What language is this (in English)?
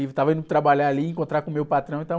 Portuguese